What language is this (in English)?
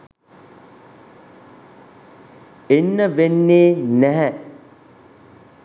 Sinhala